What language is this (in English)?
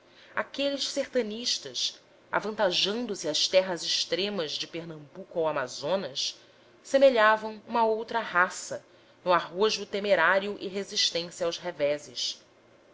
Portuguese